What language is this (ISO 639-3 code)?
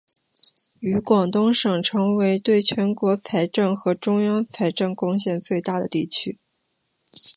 zho